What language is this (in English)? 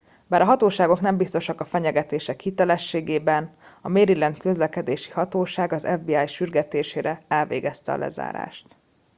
Hungarian